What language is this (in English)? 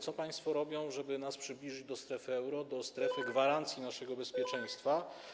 Polish